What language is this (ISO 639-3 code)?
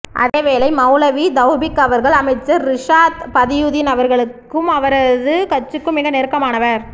tam